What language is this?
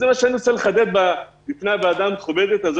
Hebrew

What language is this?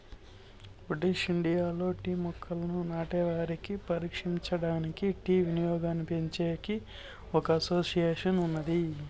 Telugu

